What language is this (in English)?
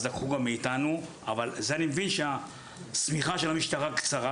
Hebrew